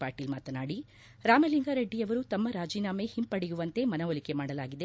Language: Kannada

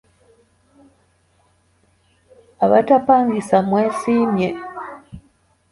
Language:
Ganda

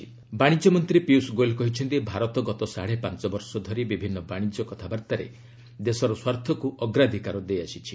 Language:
Odia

